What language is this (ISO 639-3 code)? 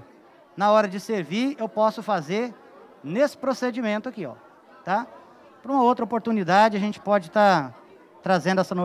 por